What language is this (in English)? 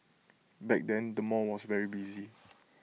English